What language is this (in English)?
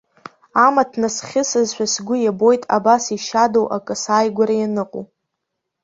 Abkhazian